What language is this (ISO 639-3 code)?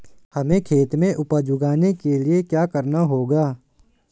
hin